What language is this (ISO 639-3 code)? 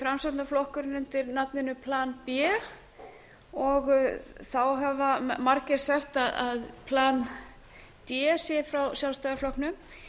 isl